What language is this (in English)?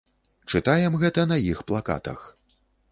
Belarusian